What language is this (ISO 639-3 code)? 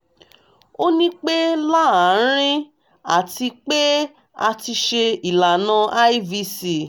yor